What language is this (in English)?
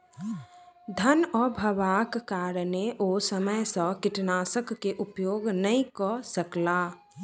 Maithili